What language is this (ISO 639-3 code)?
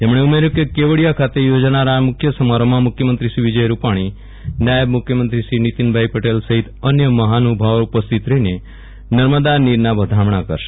guj